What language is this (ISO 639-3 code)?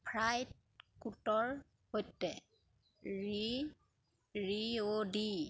asm